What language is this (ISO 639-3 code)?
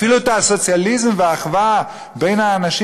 heb